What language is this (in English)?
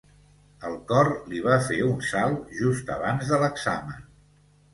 Catalan